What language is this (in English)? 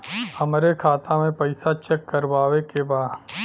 Bhojpuri